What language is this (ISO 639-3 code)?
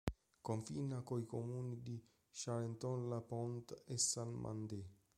ita